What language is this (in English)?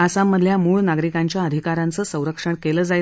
Marathi